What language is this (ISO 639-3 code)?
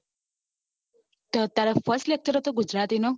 guj